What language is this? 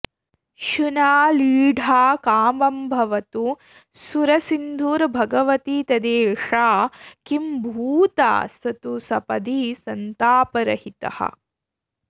Sanskrit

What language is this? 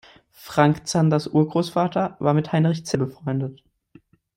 German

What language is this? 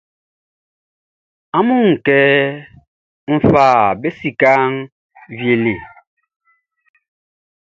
Baoulé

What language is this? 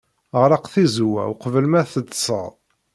Kabyle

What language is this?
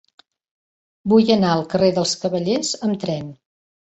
Catalan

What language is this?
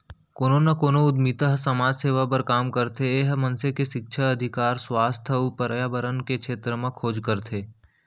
Chhattisgarhi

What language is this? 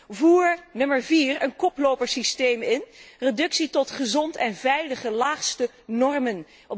Dutch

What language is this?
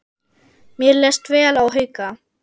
Icelandic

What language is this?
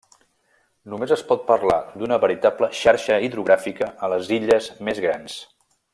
Catalan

